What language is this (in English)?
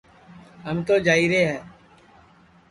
Sansi